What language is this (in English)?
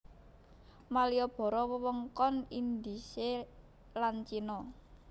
Javanese